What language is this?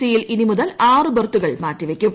Malayalam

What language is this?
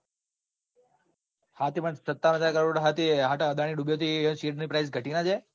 Gujarati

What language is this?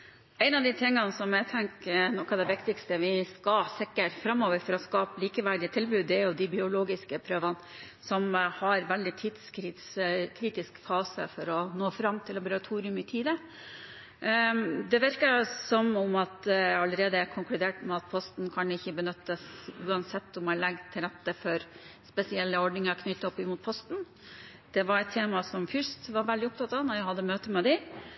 Norwegian Bokmål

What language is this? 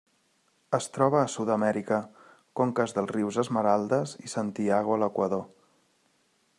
Catalan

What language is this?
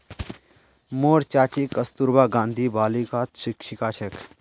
Magahi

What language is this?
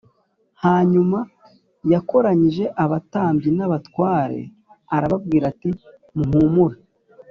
Kinyarwanda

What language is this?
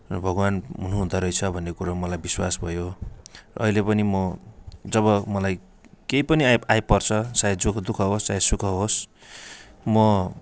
Nepali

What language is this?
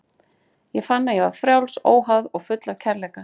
Icelandic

